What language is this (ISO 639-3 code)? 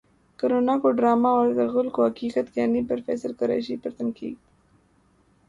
urd